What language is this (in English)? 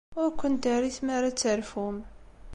Kabyle